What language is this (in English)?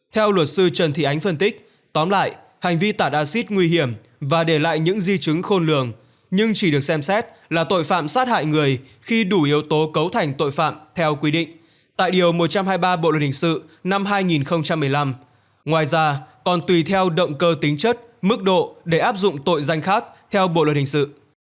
Vietnamese